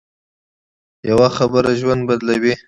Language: Pashto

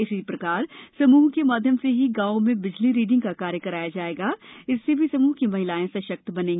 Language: Hindi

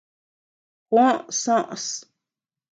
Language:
Tepeuxila Cuicatec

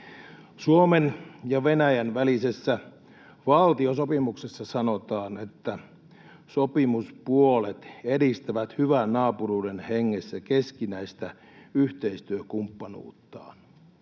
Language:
Finnish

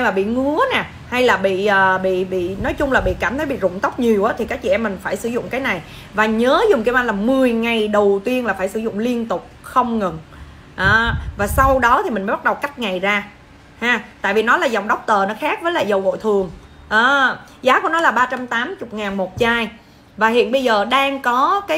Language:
Vietnamese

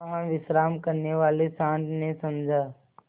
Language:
Hindi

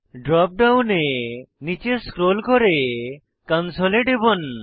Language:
Bangla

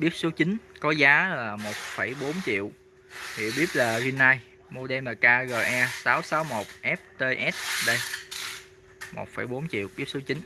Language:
Vietnamese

